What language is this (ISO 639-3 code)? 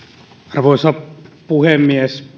fin